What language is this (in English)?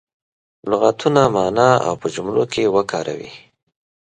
Pashto